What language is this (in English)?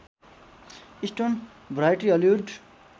Nepali